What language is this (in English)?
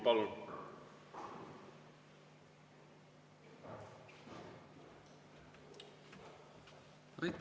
Estonian